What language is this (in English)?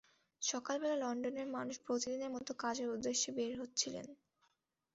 Bangla